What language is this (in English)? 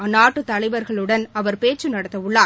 Tamil